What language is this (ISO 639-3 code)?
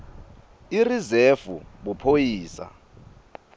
ssw